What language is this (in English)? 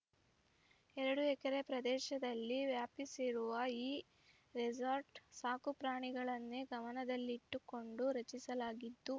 Kannada